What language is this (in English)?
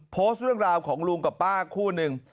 Thai